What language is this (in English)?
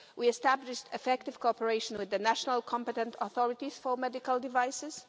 English